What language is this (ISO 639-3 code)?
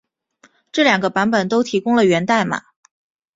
zho